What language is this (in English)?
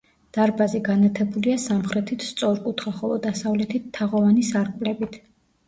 Georgian